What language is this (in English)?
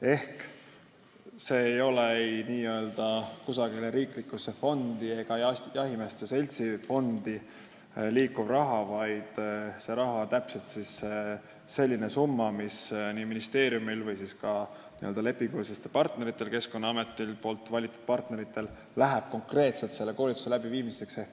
Estonian